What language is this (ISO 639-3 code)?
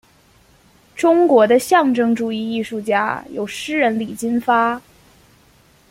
zho